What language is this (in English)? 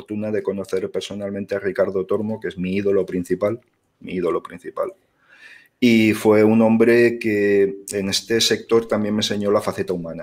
Spanish